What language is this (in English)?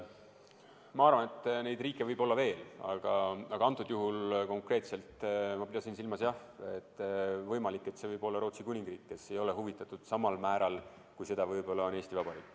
Estonian